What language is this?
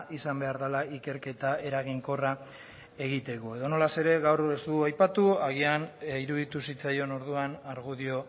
Basque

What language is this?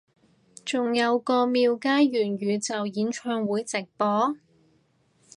Cantonese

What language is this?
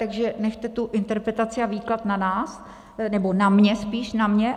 Czech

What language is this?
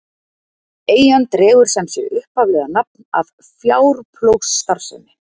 Icelandic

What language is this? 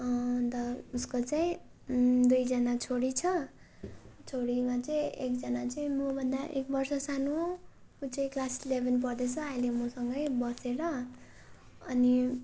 Nepali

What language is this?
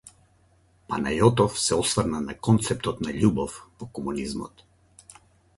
Macedonian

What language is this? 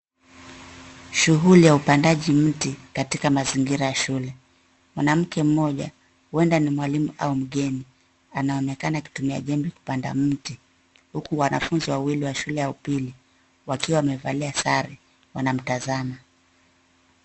Swahili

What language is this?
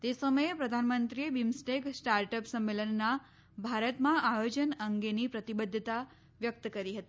Gujarati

